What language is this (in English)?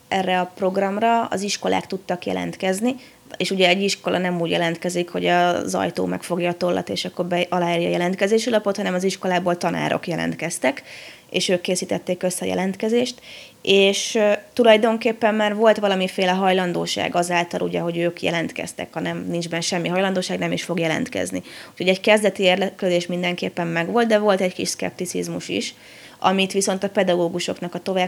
Hungarian